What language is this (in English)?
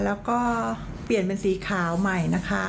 Thai